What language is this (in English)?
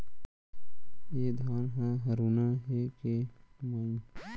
Chhattisgarhi